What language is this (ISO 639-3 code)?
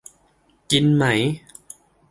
tha